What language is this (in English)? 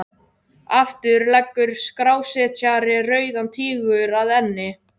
Icelandic